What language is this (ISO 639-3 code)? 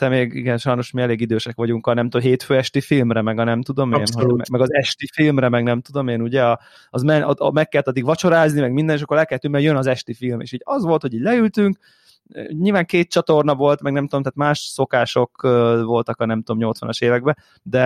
hun